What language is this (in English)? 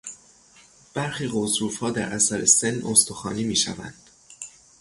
Persian